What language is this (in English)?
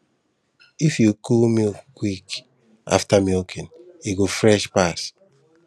Nigerian Pidgin